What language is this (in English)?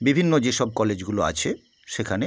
Bangla